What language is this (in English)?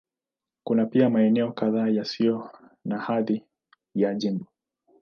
Swahili